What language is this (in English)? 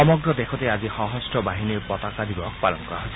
Assamese